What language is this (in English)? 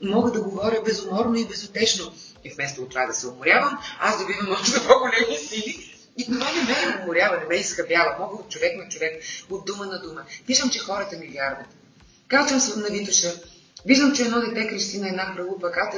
Bulgarian